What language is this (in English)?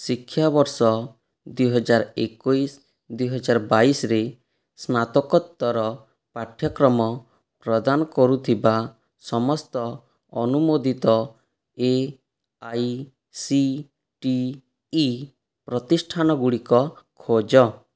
Odia